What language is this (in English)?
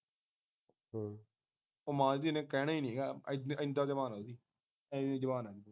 Punjabi